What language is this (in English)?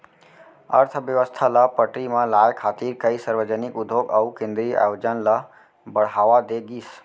Chhattisgarhi